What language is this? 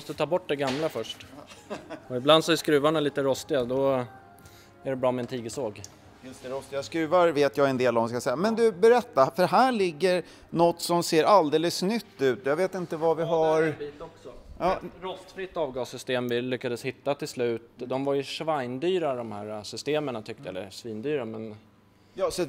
Swedish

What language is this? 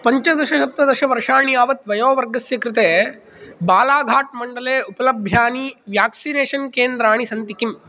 Sanskrit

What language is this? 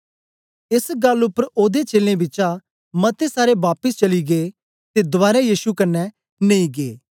Dogri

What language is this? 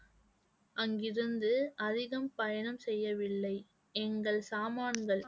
Tamil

